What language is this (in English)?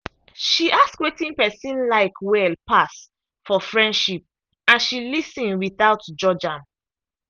Nigerian Pidgin